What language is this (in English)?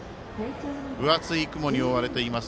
Japanese